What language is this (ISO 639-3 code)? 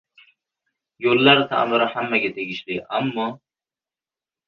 uzb